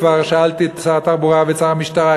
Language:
Hebrew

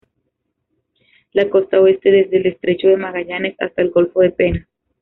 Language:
Spanish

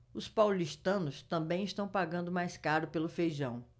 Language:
Portuguese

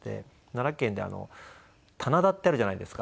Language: Japanese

